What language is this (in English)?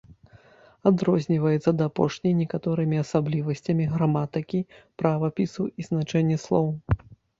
Belarusian